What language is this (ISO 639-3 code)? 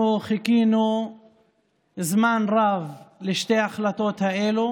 heb